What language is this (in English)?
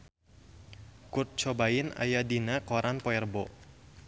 Sundanese